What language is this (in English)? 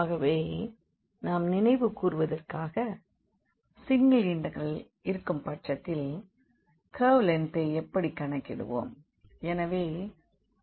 Tamil